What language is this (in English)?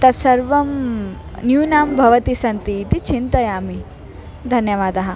Sanskrit